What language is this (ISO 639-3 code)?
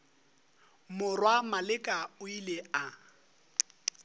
nso